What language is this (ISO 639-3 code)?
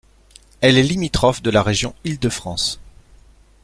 fra